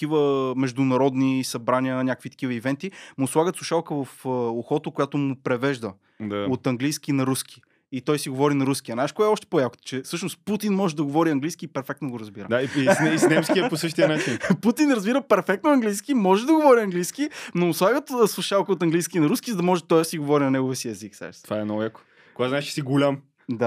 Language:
Bulgarian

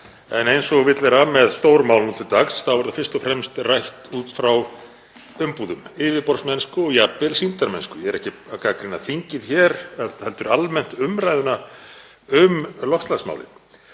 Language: Icelandic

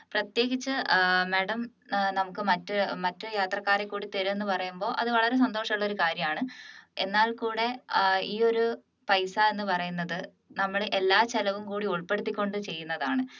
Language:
Malayalam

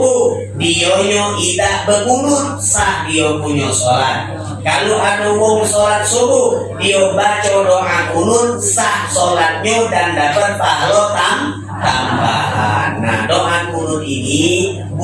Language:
Indonesian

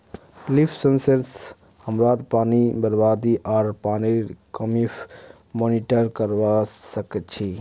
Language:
Magahi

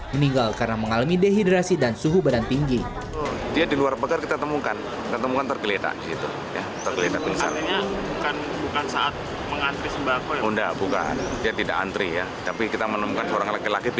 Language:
Indonesian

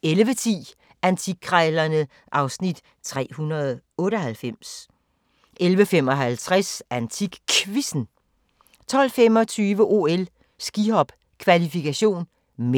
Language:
Danish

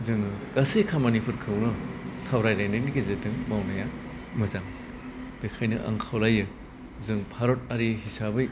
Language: Bodo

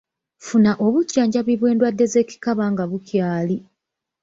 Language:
Ganda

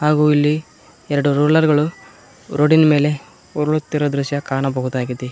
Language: Kannada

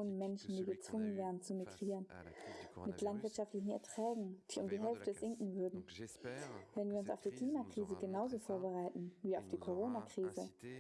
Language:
German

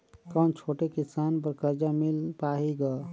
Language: Chhattisgarhi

